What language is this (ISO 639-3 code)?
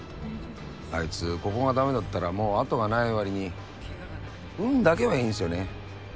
jpn